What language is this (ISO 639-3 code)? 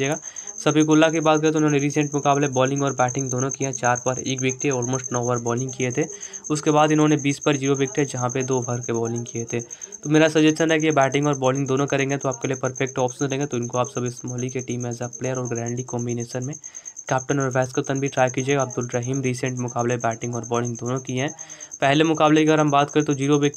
hin